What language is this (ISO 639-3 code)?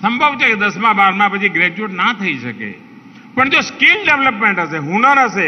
hin